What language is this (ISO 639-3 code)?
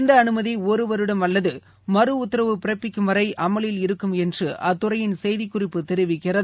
tam